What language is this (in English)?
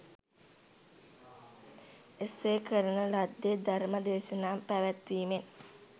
Sinhala